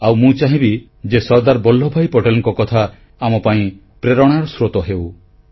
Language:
Odia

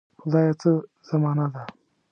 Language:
Pashto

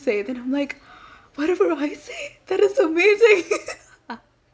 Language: English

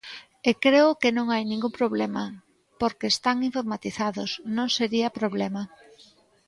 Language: Galician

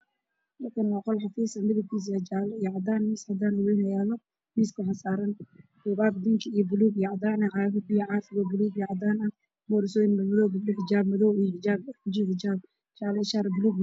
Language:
Somali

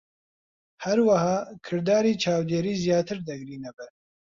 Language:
Central Kurdish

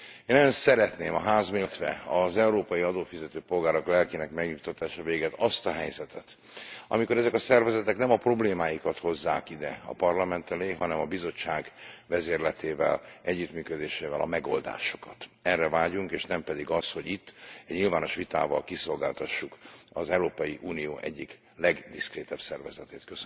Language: Hungarian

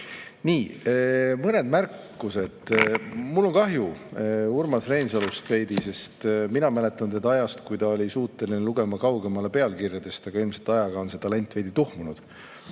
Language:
Estonian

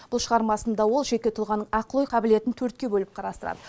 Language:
Kazakh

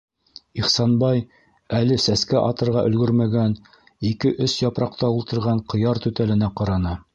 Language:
Bashkir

